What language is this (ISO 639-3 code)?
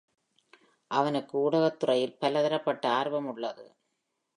tam